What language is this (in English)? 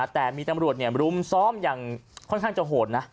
Thai